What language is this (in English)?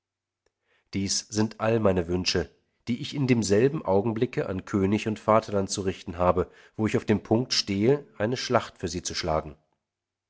German